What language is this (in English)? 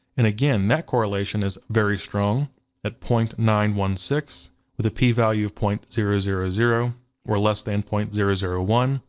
English